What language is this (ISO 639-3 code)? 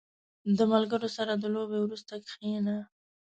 pus